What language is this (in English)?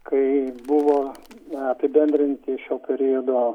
Lithuanian